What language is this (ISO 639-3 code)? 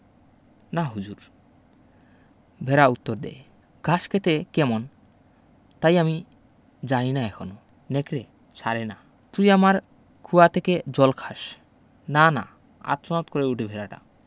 ben